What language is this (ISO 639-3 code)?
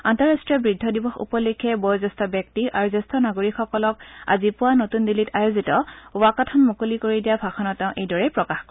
asm